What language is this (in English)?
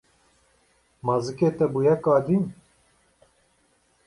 Kurdish